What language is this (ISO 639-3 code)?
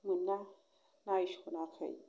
brx